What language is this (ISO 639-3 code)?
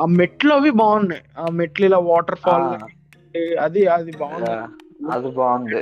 tel